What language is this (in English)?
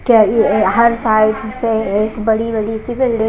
Hindi